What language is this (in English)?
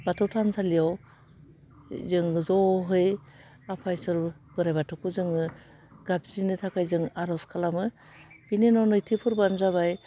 Bodo